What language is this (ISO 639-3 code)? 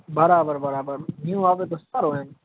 guj